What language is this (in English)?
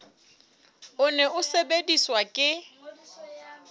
Southern Sotho